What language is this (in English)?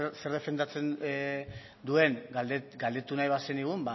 Basque